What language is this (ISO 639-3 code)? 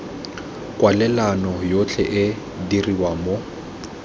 tsn